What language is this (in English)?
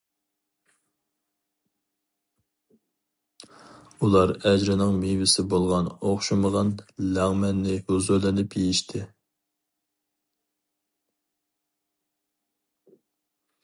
Uyghur